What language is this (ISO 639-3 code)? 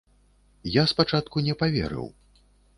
bel